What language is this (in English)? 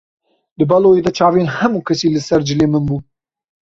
Kurdish